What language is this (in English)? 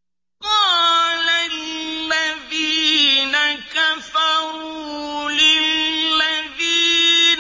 Arabic